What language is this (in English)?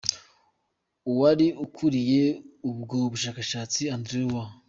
Kinyarwanda